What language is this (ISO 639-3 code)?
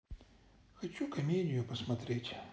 rus